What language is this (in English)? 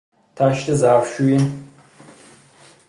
Persian